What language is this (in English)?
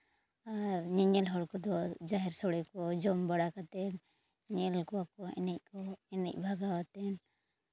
Santali